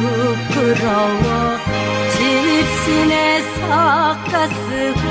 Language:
Korean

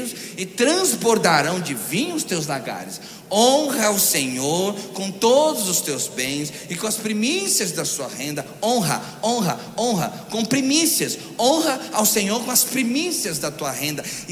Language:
Portuguese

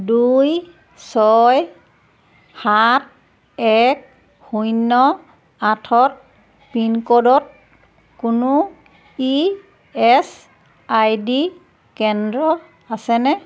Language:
Assamese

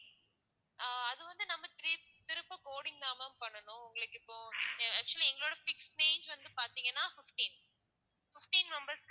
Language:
Tamil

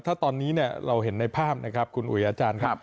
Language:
Thai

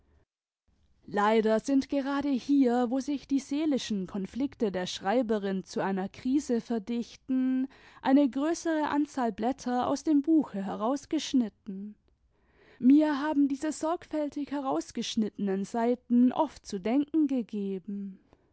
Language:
German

